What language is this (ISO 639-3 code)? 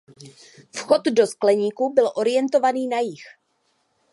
ces